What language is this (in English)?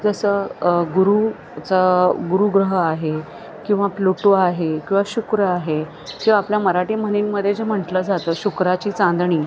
Marathi